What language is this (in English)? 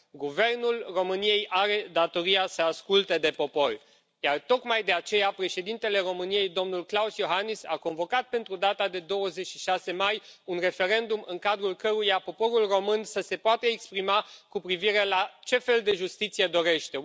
Romanian